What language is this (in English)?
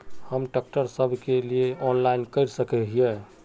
Magahi